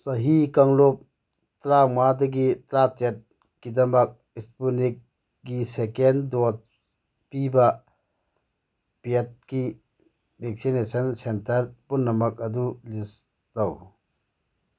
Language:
Manipuri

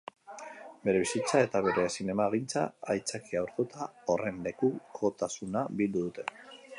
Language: Basque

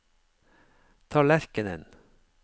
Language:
Norwegian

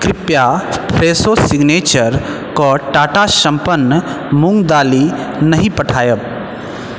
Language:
Maithili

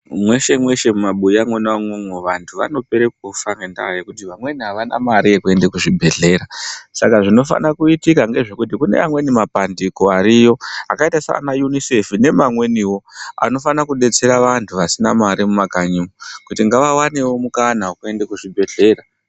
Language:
Ndau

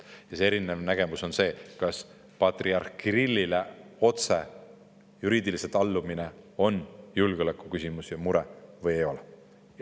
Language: Estonian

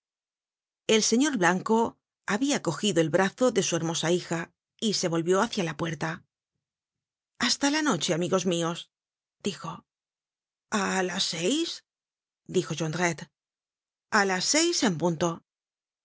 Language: Spanish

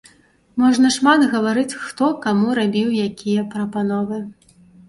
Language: Belarusian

